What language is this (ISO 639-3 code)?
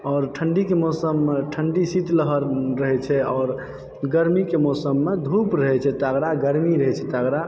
mai